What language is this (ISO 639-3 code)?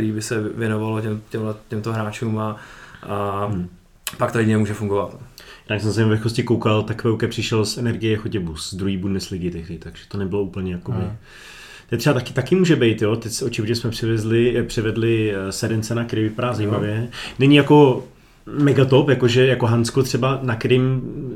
ces